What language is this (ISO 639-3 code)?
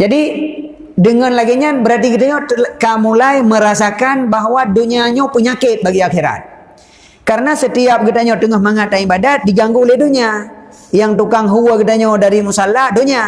msa